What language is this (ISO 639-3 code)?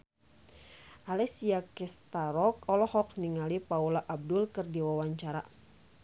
sun